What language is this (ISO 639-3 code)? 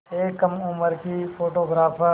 hin